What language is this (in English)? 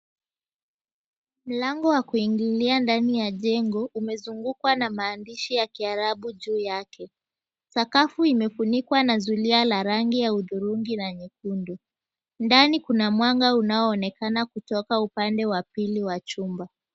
Swahili